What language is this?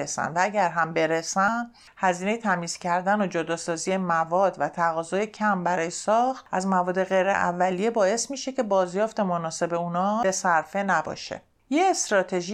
Persian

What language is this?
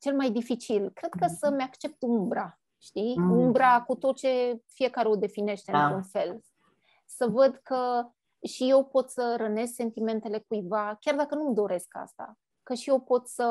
Romanian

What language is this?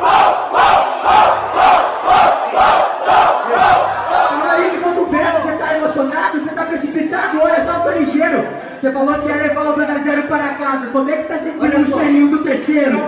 Portuguese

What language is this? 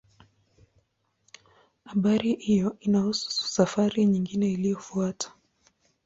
Swahili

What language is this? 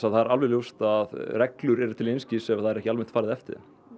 Icelandic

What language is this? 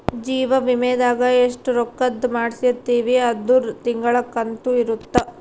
Kannada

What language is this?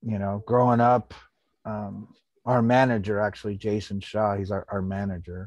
English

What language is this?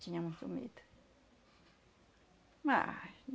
Portuguese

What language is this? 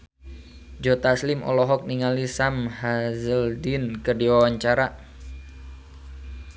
Sundanese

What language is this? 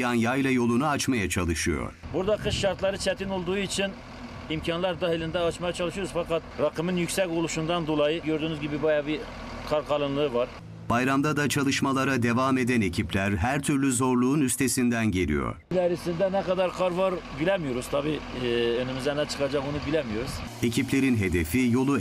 Turkish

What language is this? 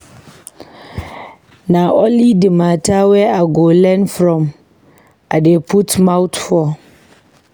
Nigerian Pidgin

